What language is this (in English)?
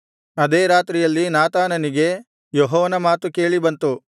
Kannada